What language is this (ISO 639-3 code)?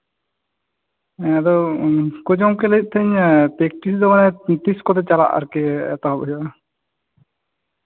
sat